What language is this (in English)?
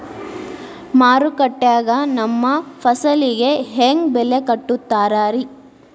Kannada